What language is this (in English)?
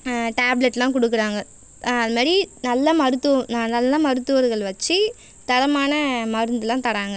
Tamil